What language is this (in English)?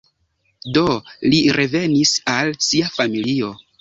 Esperanto